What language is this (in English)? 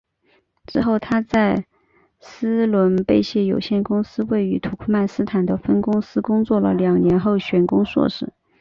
Chinese